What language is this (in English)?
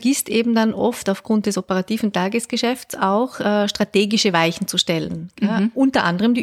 German